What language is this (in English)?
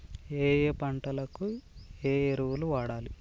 Telugu